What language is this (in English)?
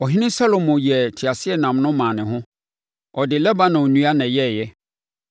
Akan